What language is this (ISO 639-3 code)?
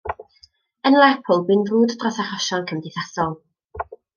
cym